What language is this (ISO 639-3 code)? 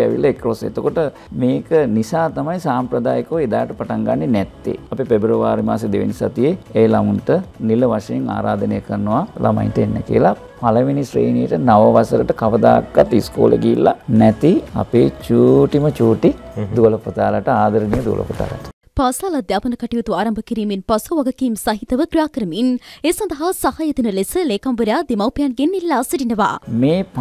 ind